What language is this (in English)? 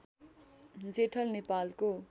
Nepali